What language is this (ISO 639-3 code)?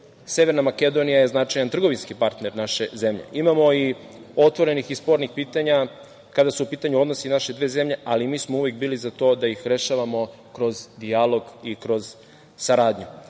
srp